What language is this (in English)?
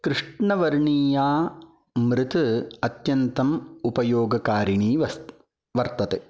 Sanskrit